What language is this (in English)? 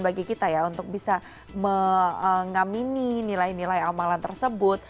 Indonesian